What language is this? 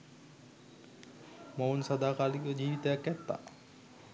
Sinhala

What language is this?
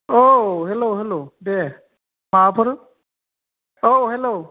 Bodo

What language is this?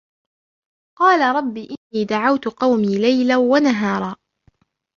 Arabic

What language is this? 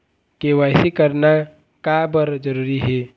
Chhattisgarhi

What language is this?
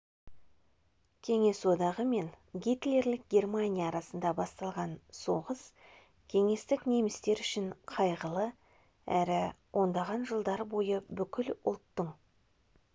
Kazakh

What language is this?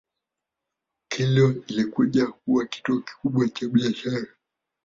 Swahili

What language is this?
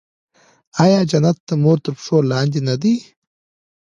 Pashto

